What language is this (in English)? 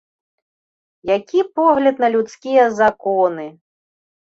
Belarusian